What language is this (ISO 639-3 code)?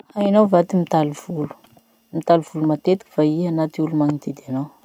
msh